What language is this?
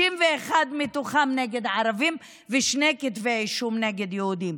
Hebrew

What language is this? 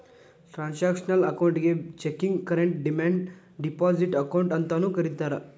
Kannada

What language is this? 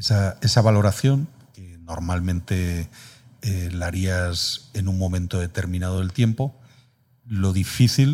Spanish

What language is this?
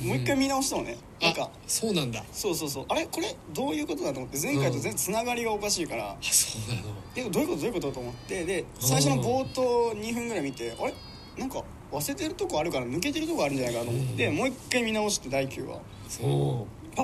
Japanese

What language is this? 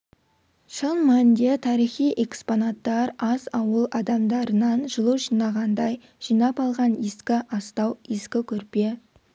Kazakh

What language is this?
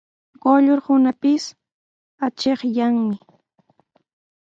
Sihuas Ancash Quechua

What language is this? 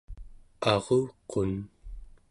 Central Yupik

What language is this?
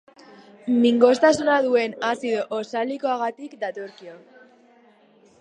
Basque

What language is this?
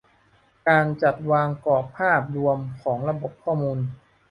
Thai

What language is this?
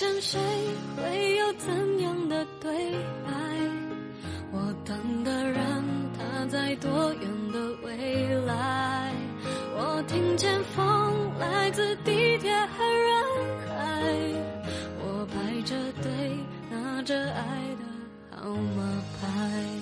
Chinese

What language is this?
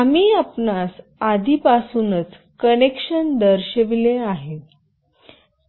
Marathi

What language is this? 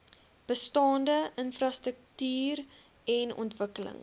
Afrikaans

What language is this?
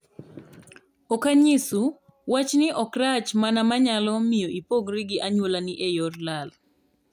Luo (Kenya and Tanzania)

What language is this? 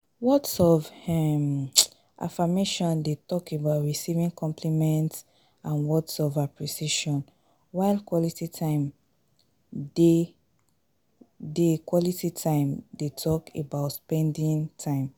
Nigerian Pidgin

